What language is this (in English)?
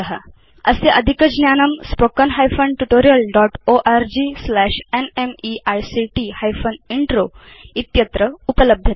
Sanskrit